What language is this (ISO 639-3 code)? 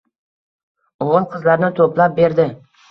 uzb